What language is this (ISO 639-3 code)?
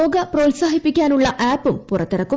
mal